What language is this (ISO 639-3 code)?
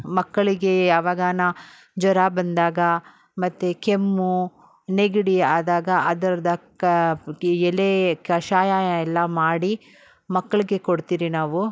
kan